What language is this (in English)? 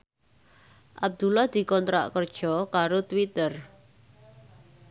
Javanese